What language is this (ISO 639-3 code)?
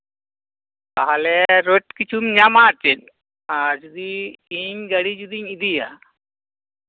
sat